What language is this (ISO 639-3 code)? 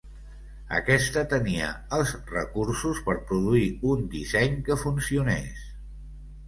cat